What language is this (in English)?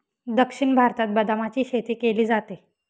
Marathi